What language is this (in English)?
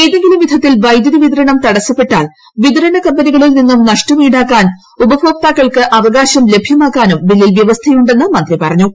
Malayalam